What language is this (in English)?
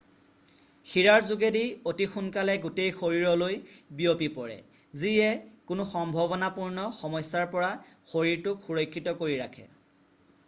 Assamese